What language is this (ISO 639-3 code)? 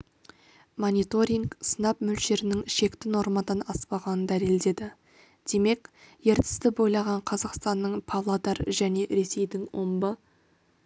kaz